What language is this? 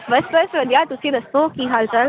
Punjabi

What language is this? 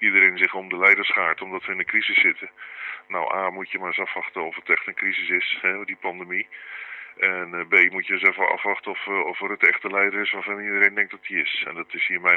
Dutch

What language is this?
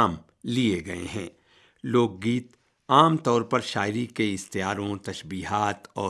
Urdu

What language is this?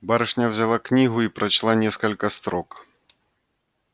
Russian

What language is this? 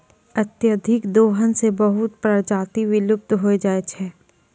Maithili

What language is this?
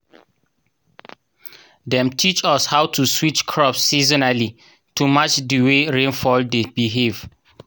Nigerian Pidgin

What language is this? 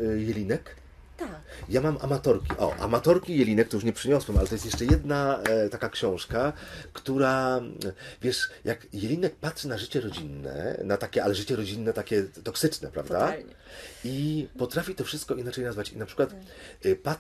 Polish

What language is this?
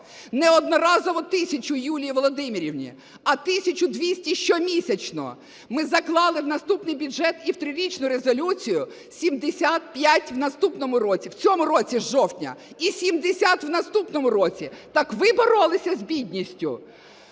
Ukrainian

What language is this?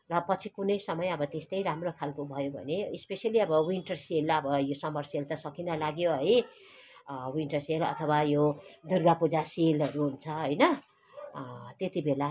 Nepali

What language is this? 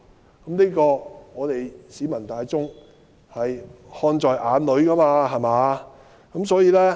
Cantonese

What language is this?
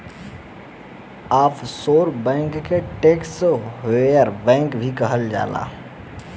Bhojpuri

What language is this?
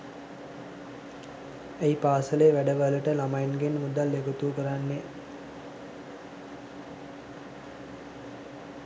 Sinhala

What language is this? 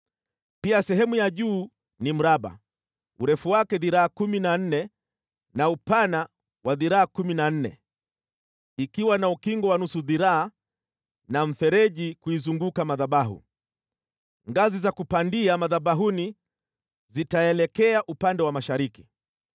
Swahili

